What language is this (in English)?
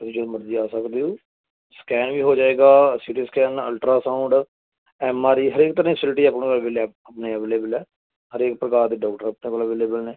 Punjabi